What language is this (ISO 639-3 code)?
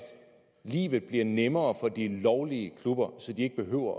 dan